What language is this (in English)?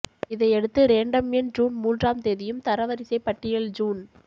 Tamil